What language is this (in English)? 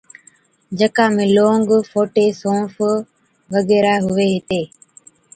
Od